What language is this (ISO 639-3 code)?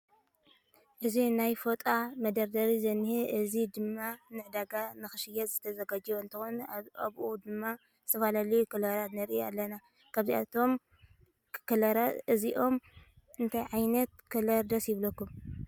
tir